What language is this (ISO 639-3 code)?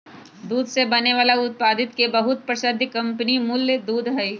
mag